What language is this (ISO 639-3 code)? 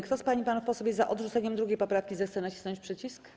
pol